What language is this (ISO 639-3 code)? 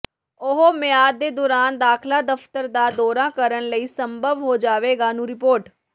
pan